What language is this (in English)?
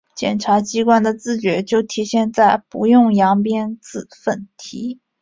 Chinese